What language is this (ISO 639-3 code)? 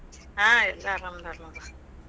kan